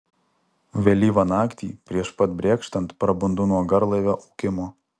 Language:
Lithuanian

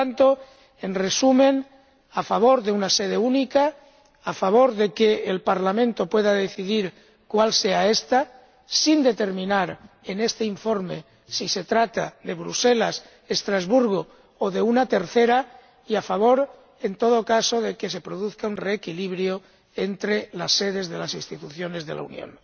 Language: Spanish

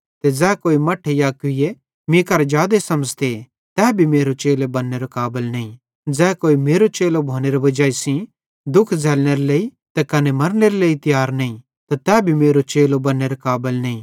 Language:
Bhadrawahi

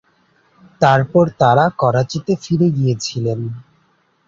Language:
Bangla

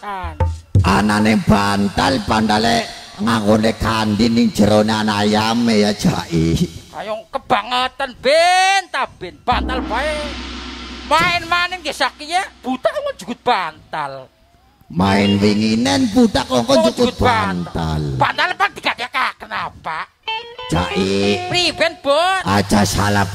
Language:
Indonesian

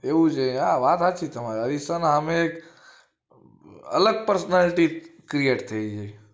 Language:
Gujarati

